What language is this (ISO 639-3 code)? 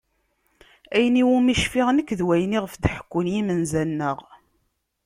kab